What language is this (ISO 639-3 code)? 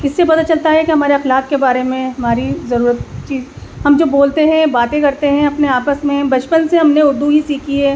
urd